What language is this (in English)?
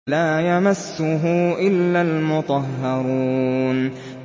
Arabic